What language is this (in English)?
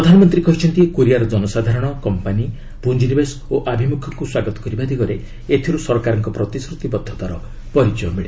Odia